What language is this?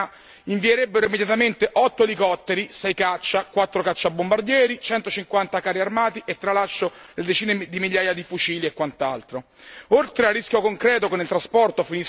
Italian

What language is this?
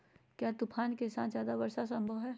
Magahi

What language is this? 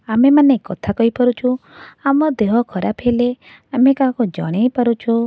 Odia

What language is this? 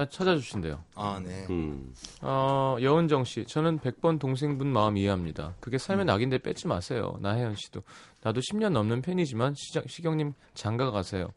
Korean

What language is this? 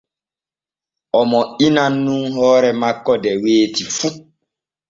Borgu Fulfulde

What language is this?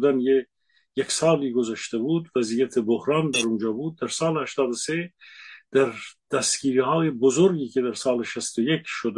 Persian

